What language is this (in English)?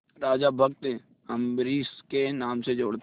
Hindi